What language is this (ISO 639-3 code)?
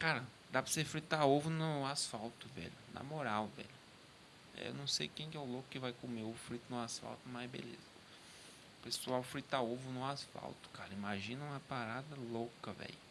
por